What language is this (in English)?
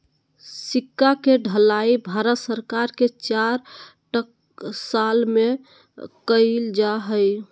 Magahi